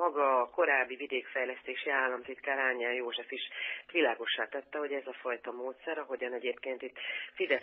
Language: Hungarian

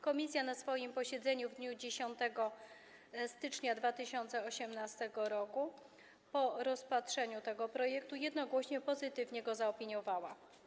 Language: Polish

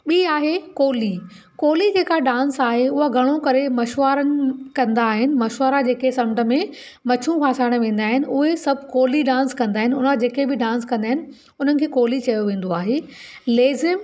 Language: Sindhi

